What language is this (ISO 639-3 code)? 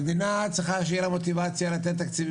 heb